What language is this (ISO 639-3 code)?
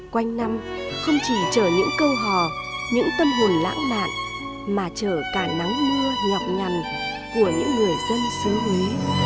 vie